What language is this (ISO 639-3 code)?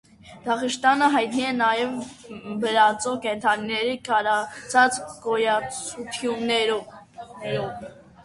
hye